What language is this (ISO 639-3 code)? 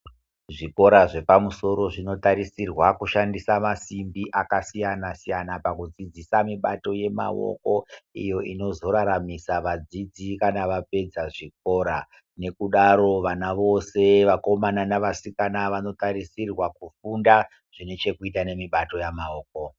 ndc